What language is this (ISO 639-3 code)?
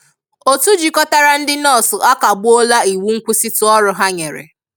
ibo